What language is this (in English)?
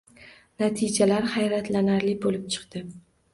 Uzbek